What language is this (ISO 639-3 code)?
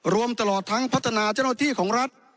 tha